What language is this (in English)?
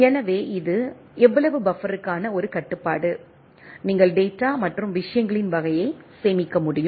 Tamil